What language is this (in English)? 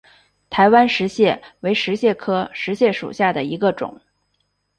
Chinese